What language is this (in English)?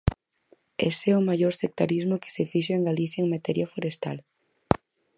Galician